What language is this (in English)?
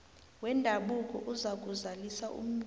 South Ndebele